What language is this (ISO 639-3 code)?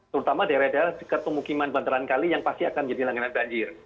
ind